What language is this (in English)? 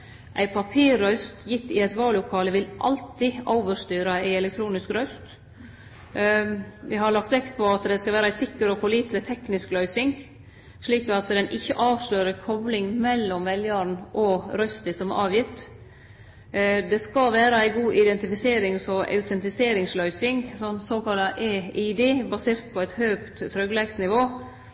Norwegian Nynorsk